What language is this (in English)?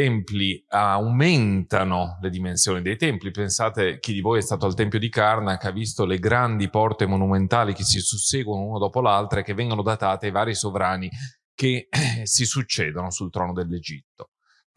Italian